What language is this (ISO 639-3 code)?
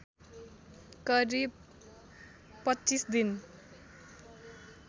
nep